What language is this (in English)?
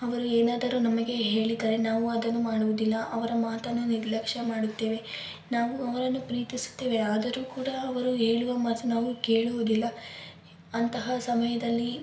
Kannada